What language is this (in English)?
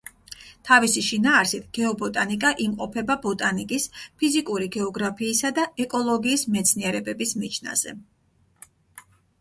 Georgian